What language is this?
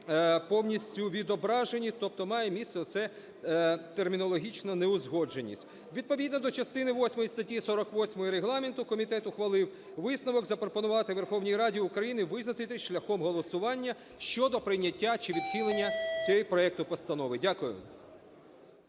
Ukrainian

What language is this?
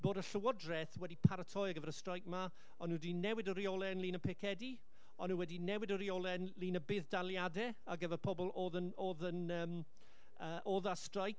Welsh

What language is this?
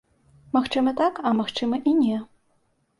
Belarusian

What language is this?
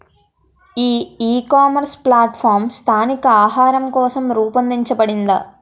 Telugu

